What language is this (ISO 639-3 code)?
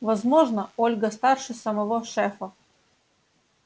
rus